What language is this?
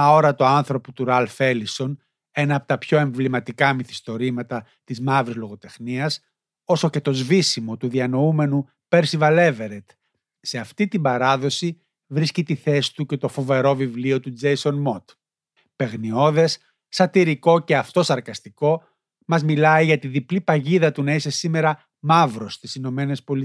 Greek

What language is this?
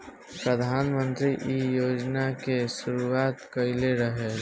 Bhojpuri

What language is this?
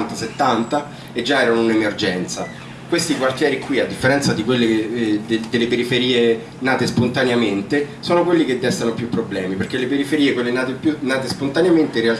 Italian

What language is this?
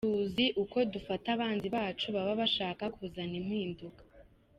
Kinyarwanda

